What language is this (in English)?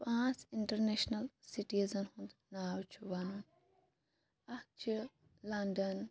Kashmiri